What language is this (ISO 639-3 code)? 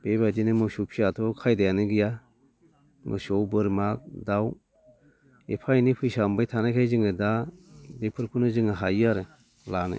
brx